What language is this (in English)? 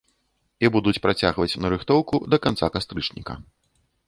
Belarusian